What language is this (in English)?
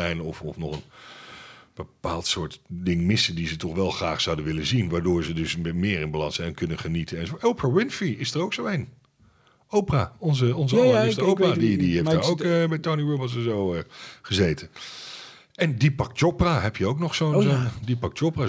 Dutch